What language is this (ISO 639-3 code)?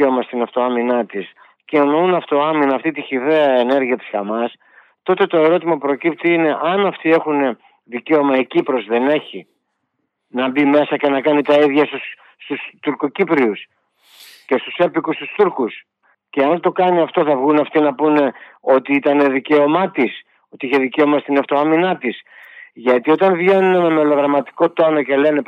ell